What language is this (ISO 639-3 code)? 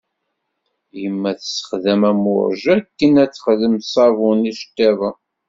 kab